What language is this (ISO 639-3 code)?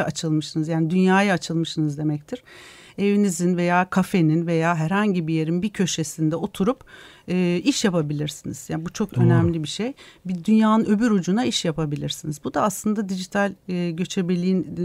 tur